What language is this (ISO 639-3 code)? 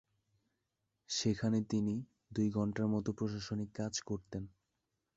ben